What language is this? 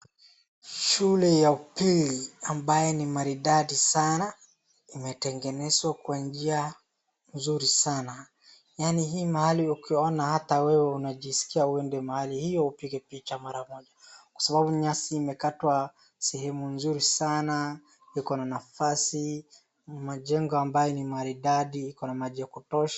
Swahili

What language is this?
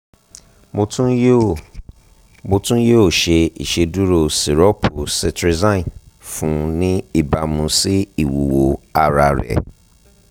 Yoruba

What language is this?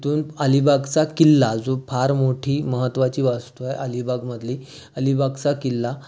Marathi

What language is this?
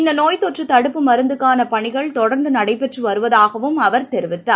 Tamil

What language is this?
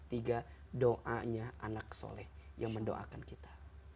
Indonesian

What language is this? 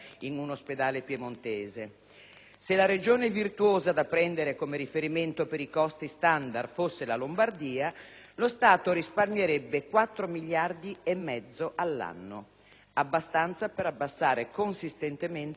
Italian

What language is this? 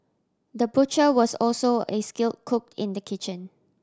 English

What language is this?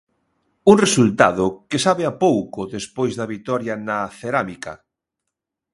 Galician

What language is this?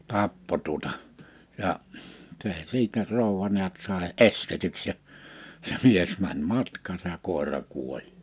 Finnish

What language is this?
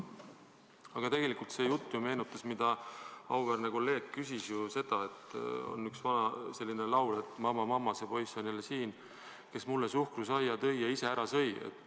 Estonian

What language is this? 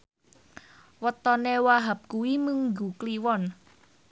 Javanese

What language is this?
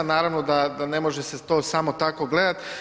Croatian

